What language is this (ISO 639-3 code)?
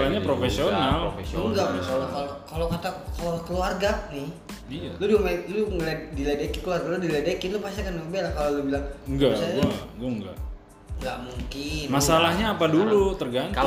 ind